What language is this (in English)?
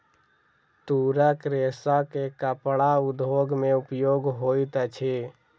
Maithili